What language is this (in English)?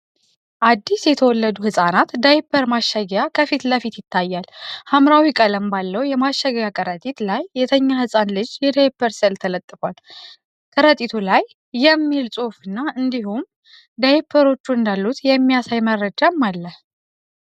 Amharic